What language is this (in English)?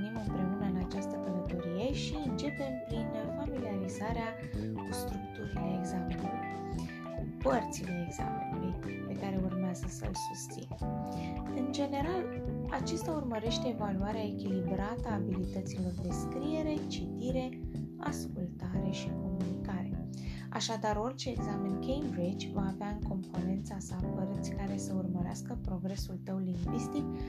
Romanian